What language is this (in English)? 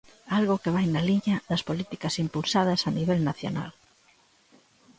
Galician